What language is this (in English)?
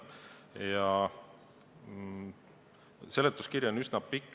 Estonian